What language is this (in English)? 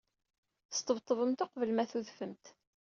Kabyle